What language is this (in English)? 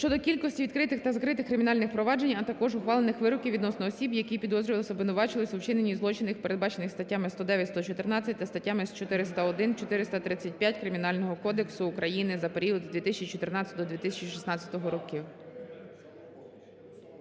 Ukrainian